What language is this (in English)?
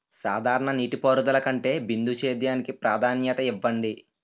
Telugu